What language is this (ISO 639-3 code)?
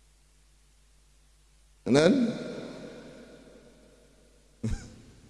ind